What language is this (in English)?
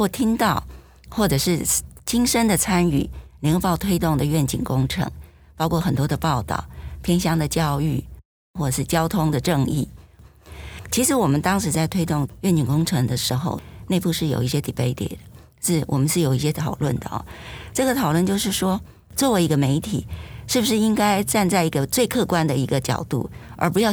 Chinese